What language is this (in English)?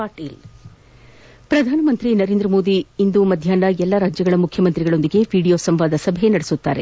Kannada